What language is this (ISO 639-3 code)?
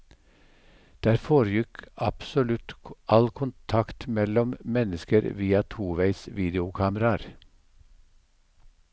nor